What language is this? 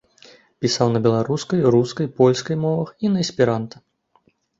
Belarusian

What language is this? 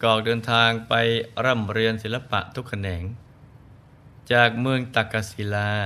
Thai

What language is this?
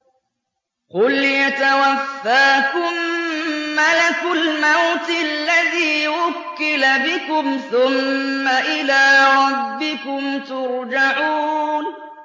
Arabic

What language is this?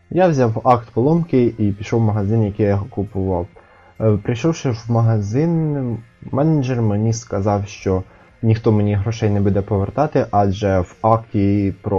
Ukrainian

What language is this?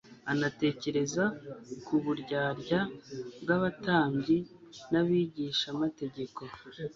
Kinyarwanda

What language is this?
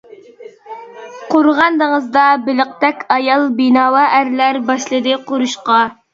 Uyghur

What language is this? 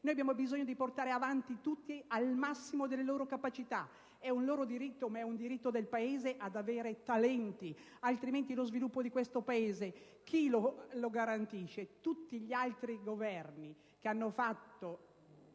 Italian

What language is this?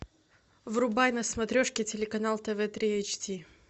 Russian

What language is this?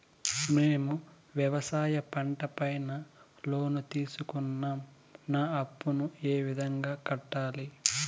Telugu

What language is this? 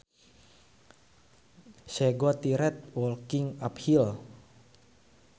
Sundanese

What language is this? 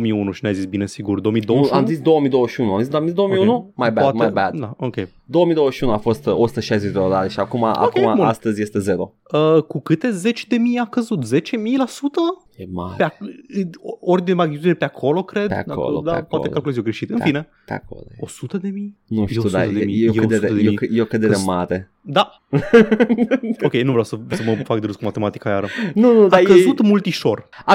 Romanian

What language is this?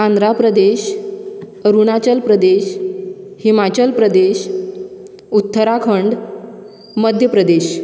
Konkani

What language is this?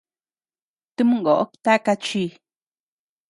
Tepeuxila Cuicatec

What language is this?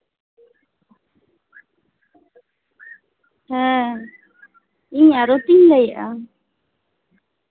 Santali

